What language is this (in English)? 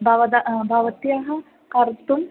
Sanskrit